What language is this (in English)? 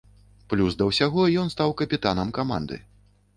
Belarusian